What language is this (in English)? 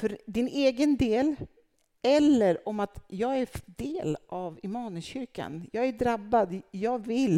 Swedish